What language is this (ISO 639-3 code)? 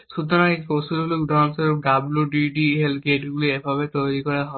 ben